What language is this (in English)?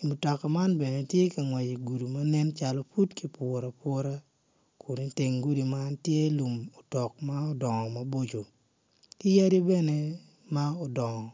Acoli